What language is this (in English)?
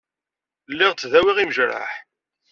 Kabyle